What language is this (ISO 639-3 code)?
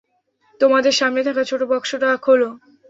ben